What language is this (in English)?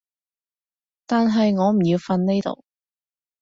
Cantonese